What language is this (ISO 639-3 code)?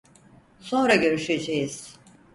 tur